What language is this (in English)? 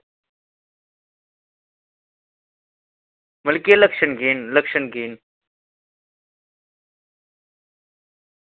Dogri